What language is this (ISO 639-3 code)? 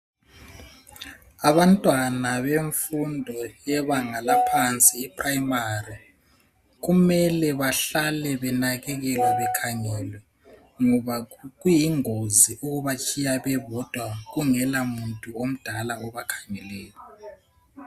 nde